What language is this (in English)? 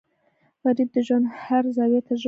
Pashto